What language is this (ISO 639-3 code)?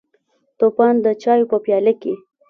pus